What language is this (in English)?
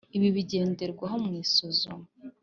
Kinyarwanda